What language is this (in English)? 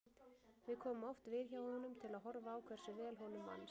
Icelandic